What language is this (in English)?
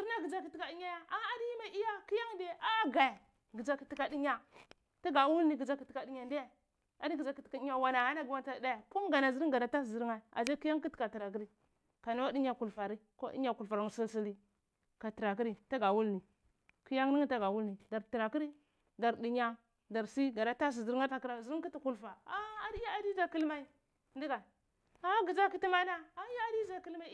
Cibak